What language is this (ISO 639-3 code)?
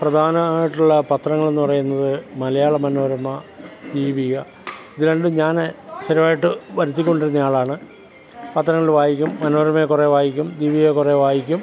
mal